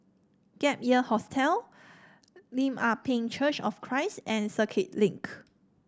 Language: English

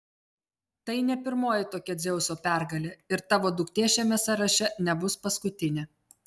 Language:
Lithuanian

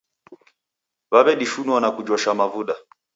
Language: Taita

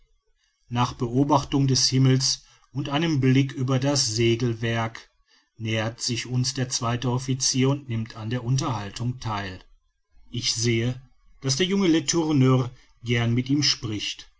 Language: German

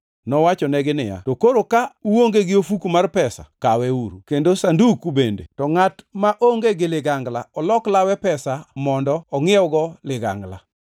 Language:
Luo (Kenya and Tanzania)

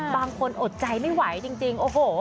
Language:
Thai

